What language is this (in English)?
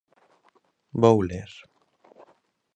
Galician